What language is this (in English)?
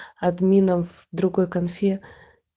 Russian